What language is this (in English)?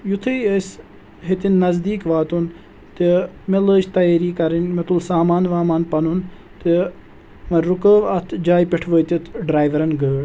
Kashmiri